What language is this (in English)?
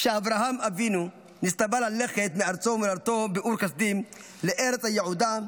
Hebrew